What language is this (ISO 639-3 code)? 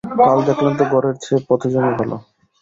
ben